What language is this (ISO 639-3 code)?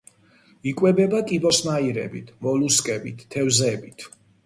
kat